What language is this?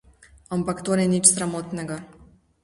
Slovenian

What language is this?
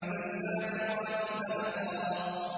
Arabic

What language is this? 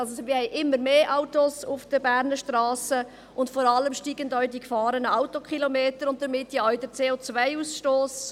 Swiss German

